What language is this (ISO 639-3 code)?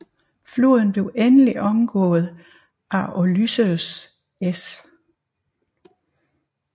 dan